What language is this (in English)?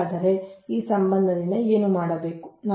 Kannada